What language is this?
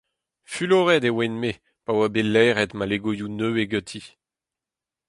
Breton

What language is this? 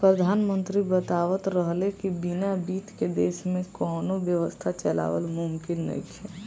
Bhojpuri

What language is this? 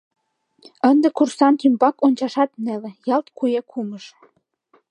Mari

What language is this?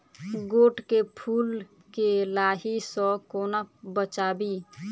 Maithili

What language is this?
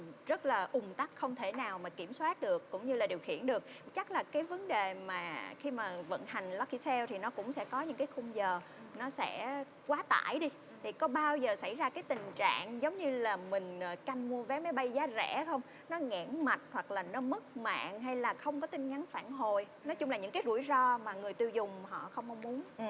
Vietnamese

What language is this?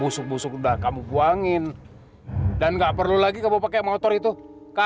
Indonesian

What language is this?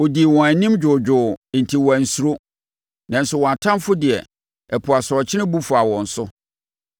Akan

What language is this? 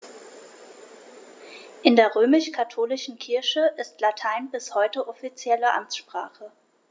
German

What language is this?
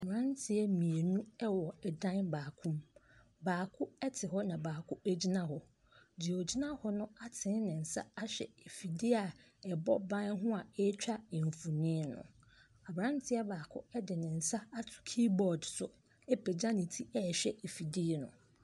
Akan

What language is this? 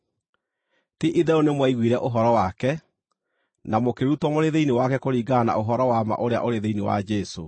Kikuyu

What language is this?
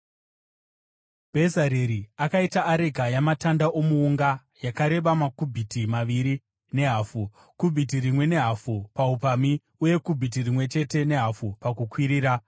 Shona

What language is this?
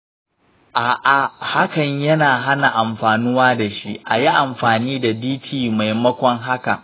Hausa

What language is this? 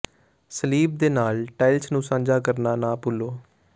Punjabi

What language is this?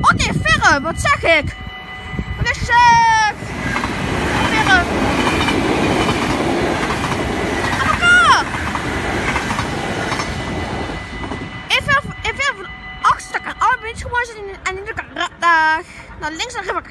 Dutch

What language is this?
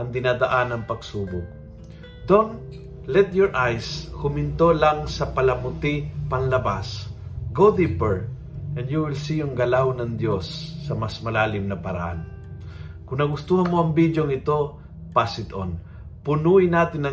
Filipino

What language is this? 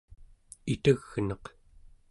Central Yupik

